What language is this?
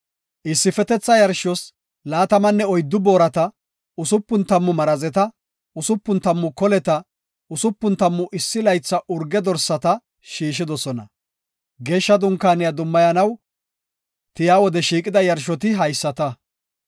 Gofa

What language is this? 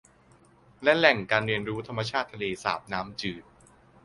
Thai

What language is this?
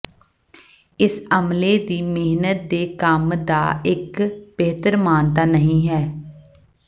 Punjabi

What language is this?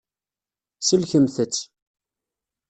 Kabyle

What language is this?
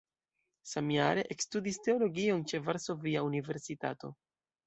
Esperanto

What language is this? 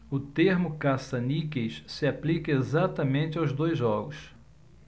Portuguese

